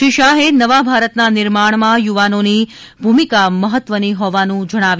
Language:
Gujarati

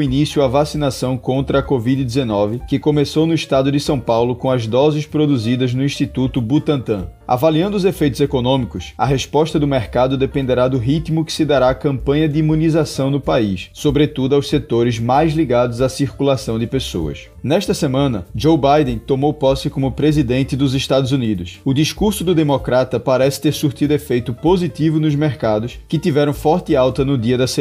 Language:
Portuguese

